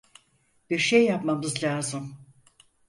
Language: Turkish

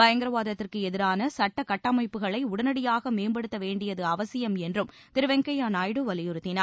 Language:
Tamil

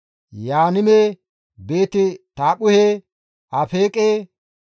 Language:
Gamo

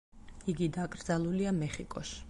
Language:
Georgian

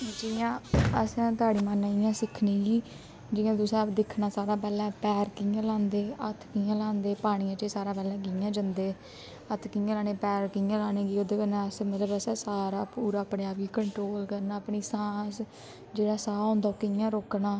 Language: Dogri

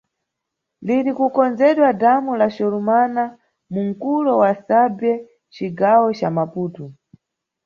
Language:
Nyungwe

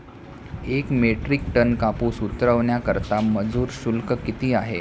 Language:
Marathi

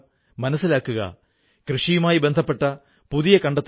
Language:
Malayalam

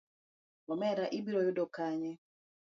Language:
Luo (Kenya and Tanzania)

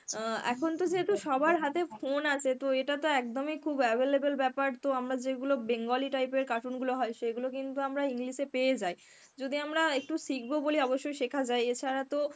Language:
Bangla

